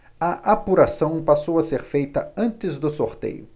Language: Portuguese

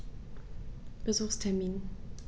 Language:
German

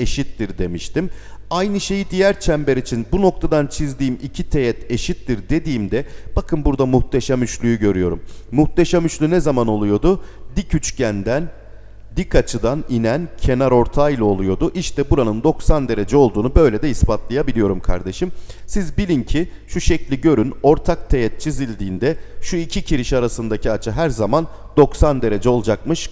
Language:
Turkish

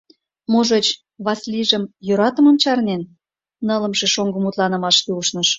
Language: Mari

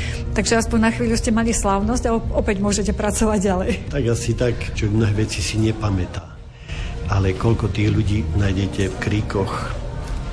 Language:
Slovak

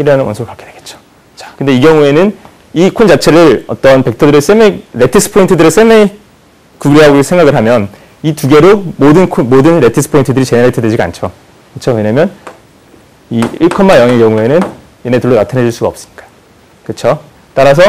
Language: Korean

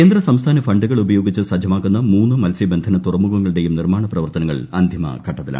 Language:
Malayalam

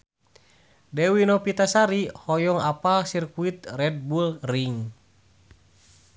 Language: Sundanese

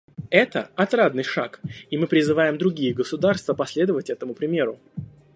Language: Russian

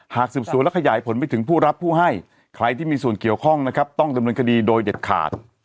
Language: Thai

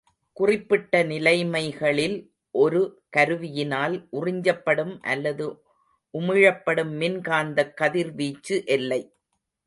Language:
Tamil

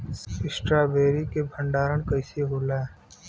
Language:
Bhojpuri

